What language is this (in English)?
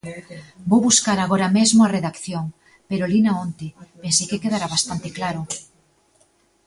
Galician